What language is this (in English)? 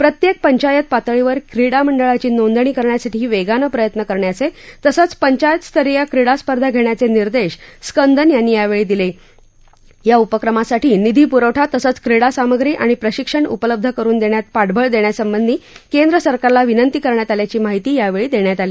Marathi